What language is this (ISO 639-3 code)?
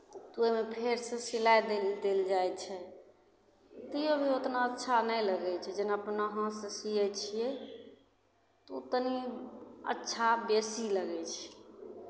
mai